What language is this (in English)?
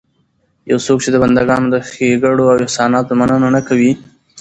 Pashto